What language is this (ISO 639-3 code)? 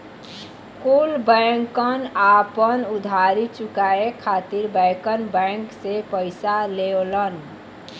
bho